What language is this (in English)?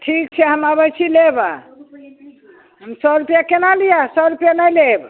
Maithili